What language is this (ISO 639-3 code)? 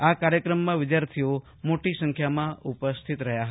guj